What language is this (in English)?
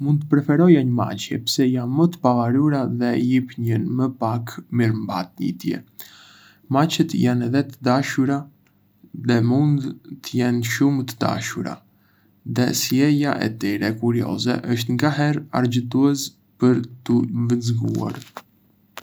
Arbëreshë Albanian